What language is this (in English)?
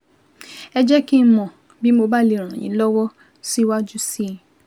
Yoruba